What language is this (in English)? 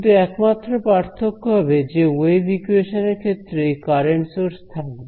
Bangla